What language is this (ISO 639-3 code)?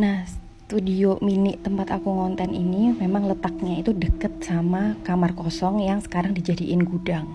ind